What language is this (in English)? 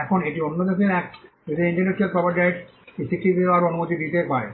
Bangla